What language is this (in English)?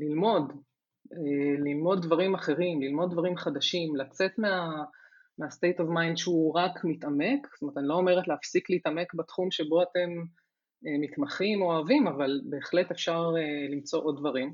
Hebrew